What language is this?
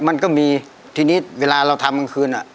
Thai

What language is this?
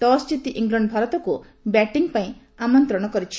Odia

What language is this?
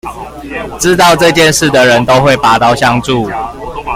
Chinese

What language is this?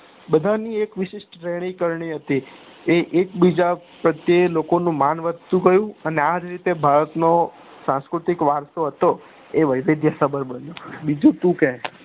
Gujarati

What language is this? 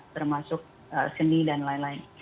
Indonesian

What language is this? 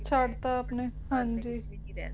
Punjabi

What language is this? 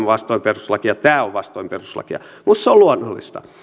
Finnish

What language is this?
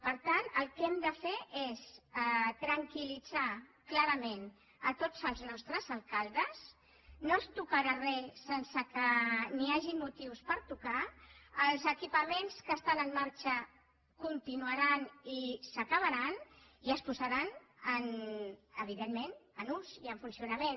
Catalan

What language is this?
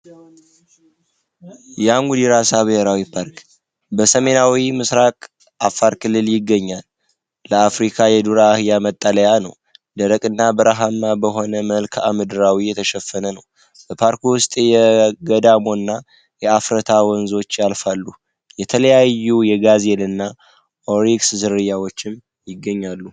Amharic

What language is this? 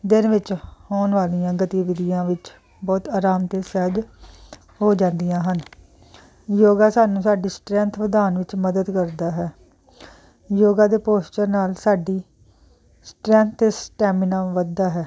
Punjabi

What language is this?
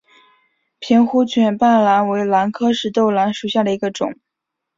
Chinese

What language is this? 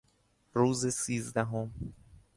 Persian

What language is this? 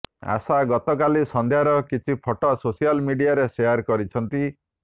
Odia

